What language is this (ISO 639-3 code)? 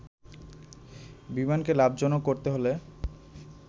ben